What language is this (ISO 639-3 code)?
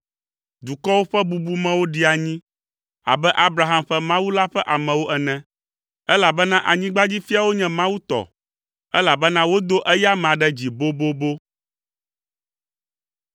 ewe